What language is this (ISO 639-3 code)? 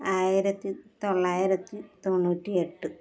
mal